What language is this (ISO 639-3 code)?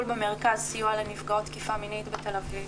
heb